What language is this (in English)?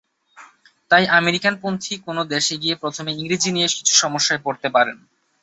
Bangla